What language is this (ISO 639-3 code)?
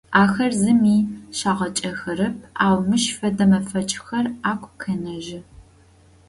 ady